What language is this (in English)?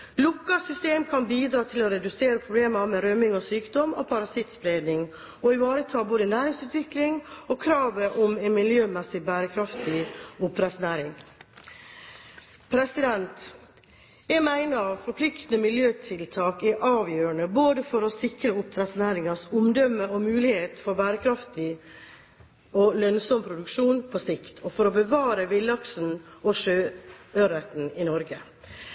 Norwegian Bokmål